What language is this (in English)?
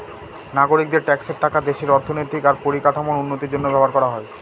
Bangla